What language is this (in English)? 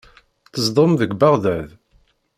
Kabyle